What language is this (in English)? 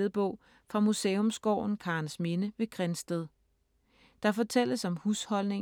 Danish